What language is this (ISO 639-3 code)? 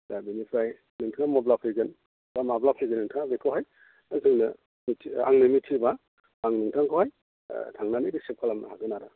brx